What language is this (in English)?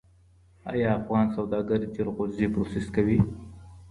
Pashto